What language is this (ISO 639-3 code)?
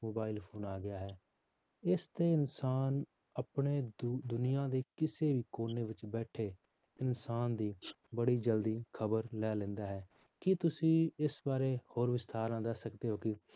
pan